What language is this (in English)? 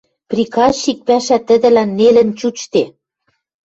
Western Mari